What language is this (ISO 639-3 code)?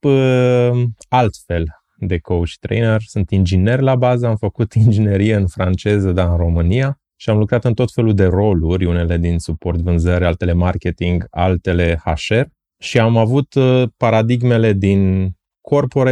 ron